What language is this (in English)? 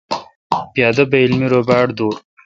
Kalkoti